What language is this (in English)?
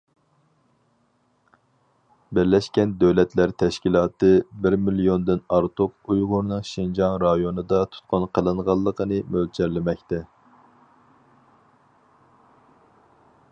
Uyghur